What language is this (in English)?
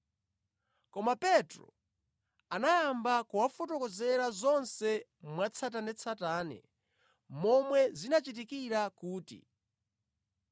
Nyanja